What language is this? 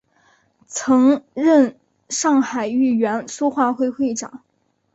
Chinese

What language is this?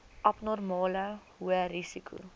Afrikaans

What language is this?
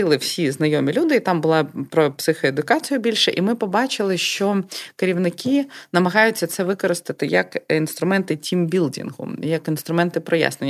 Ukrainian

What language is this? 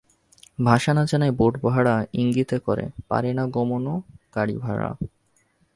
Bangla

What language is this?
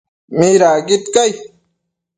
Matsés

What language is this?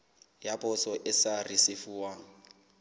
Southern Sotho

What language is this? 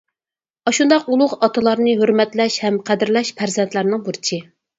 Uyghur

